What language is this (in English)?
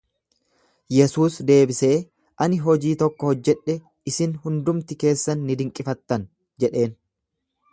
Oromo